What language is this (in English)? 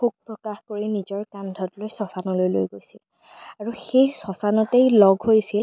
Assamese